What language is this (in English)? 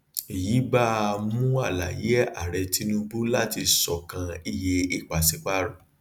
Yoruba